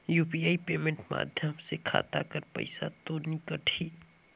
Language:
Chhattisgarhi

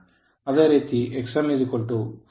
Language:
Kannada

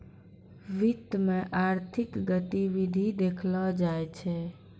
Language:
Maithili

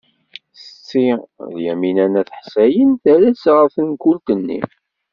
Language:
Kabyle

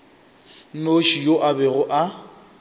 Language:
Northern Sotho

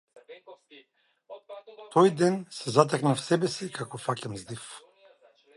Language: Macedonian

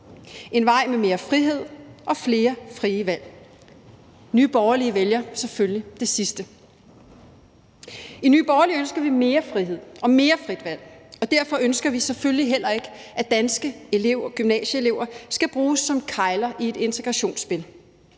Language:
Danish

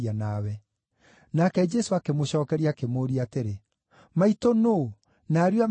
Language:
Kikuyu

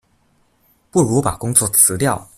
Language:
Chinese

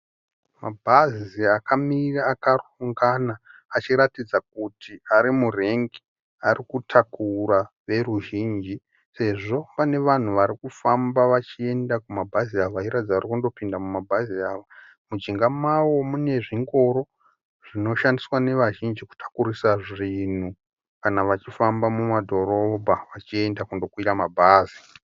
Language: Shona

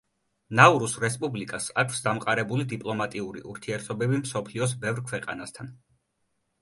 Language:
Georgian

